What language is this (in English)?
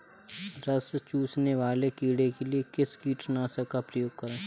Hindi